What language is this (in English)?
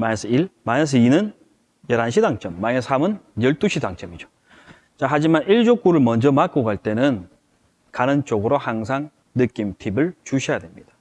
Korean